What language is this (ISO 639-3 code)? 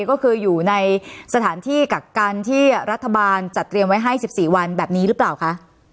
tha